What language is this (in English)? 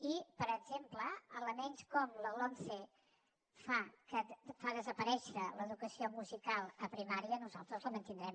Catalan